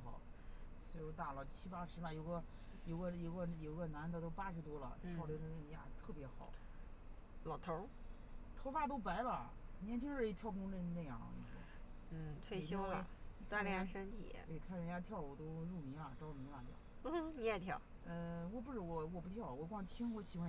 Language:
Chinese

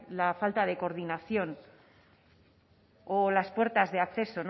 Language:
Spanish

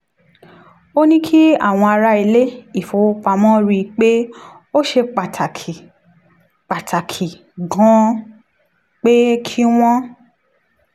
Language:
Yoruba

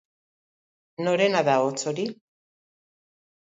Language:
Basque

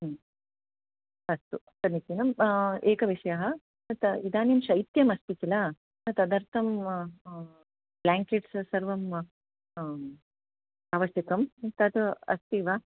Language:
Sanskrit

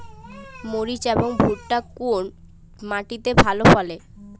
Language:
Bangla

